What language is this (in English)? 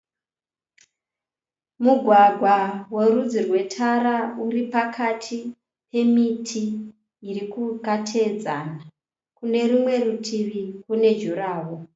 Shona